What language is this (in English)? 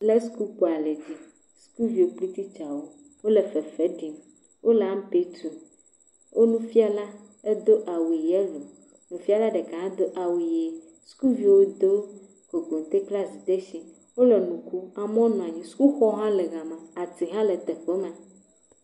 Ewe